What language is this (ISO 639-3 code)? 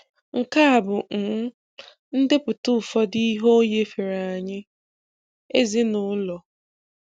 ibo